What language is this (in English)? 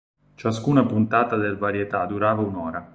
Italian